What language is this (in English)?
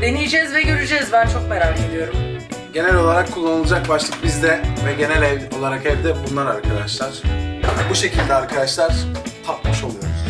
Turkish